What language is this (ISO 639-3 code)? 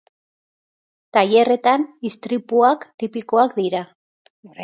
eus